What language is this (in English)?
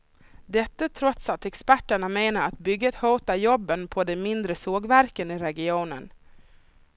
Swedish